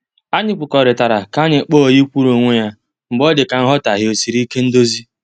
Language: Igbo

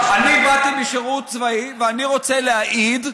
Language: Hebrew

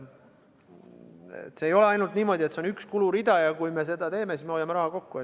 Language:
Estonian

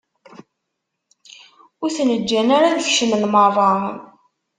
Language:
Kabyle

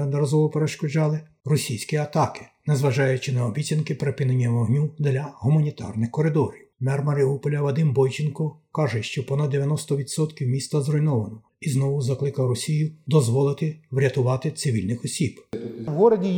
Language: Ukrainian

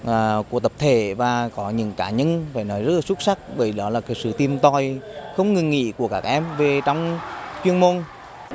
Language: Vietnamese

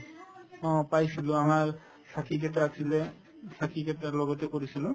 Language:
Assamese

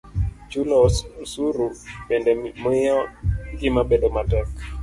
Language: Luo (Kenya and Tanzania)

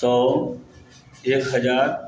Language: Maithili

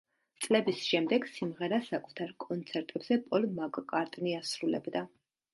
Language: Georgian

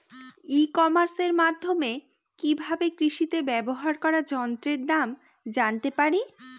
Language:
Bangla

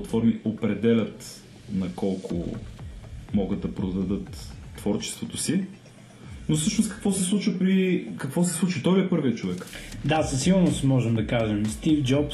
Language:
Bulgarian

